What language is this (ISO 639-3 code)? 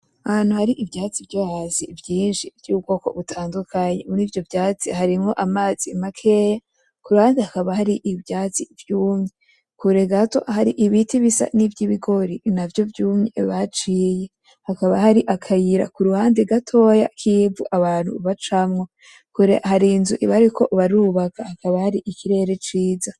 run